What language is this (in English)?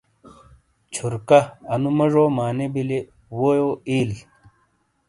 Shina